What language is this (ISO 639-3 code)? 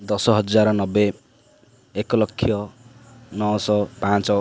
ori